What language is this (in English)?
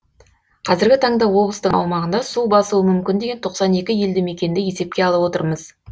Kazakh